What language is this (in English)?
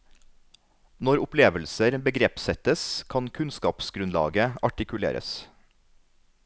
Norwegian